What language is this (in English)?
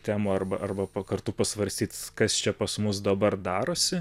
Lithuanian